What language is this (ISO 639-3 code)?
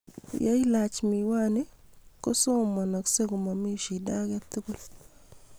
kln